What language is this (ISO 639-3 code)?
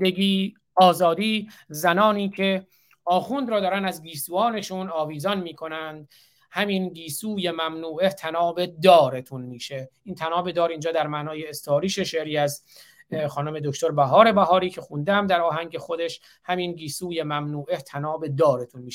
fas